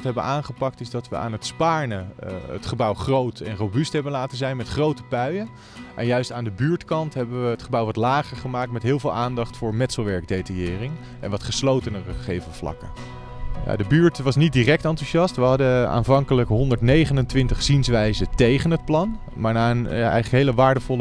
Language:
Dutch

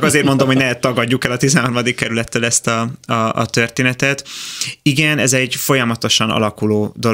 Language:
Hungarian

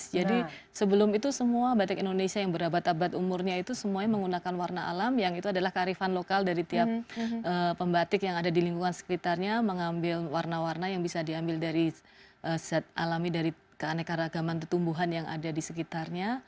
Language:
Indonesian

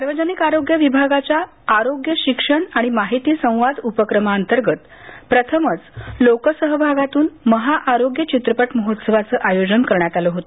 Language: Marathi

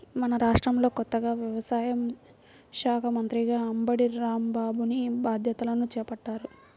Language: Telugu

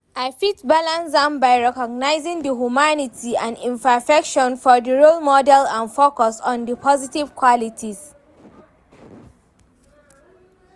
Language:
Nigerian Pidgin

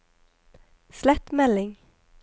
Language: Norwegian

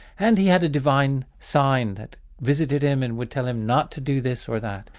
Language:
English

